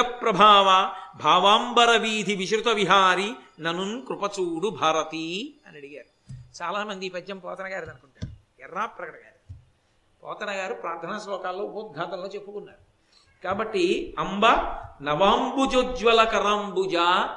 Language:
Telugu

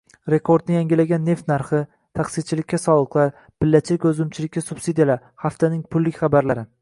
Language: Uzbek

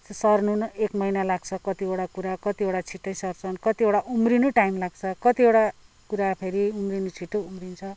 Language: Nepali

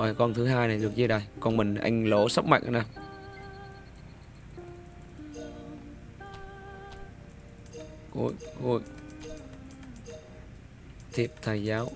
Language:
Vietnamese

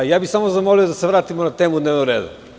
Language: Serbian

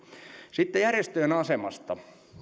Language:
Finnish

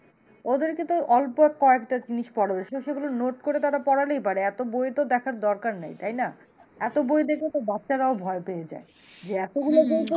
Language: Bangla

